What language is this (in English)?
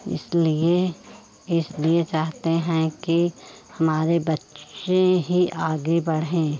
Hindi